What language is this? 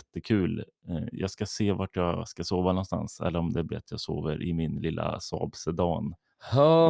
Swedish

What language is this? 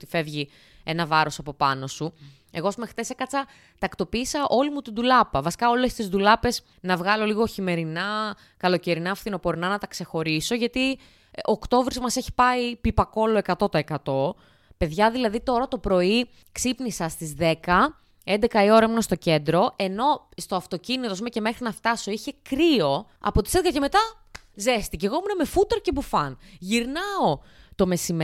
Greek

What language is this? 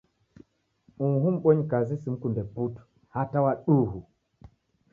Taita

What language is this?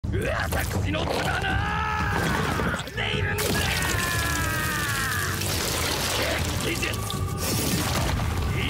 Japanese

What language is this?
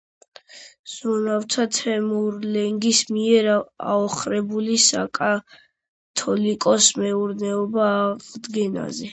Georgian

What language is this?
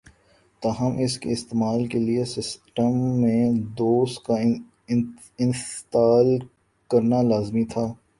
Urdu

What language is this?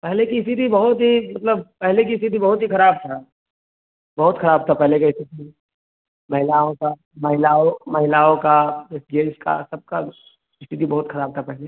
Hindi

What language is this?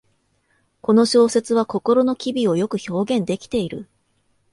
Japanese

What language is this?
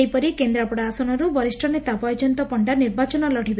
Odia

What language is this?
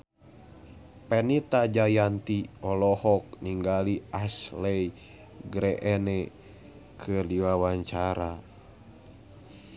Sundanese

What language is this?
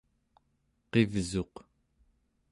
Central Yupik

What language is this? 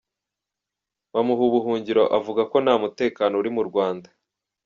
Kinyarwanda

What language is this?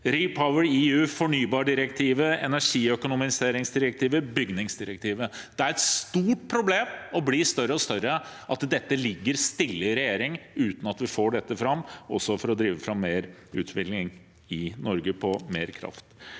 Norwegian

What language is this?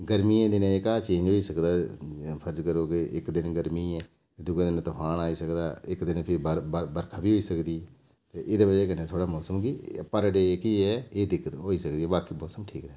Dogri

